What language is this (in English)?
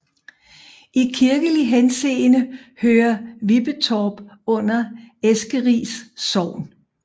Danish